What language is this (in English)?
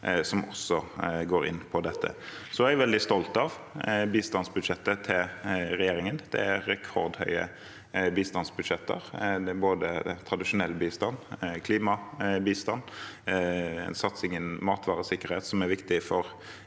Norwegian